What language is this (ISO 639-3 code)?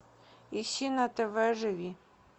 rus